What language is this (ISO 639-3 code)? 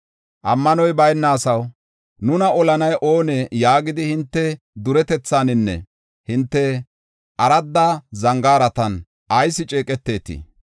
gof